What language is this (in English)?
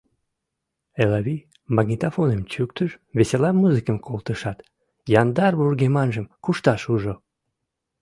Mari